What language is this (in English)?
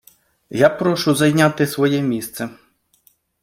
Ukrainian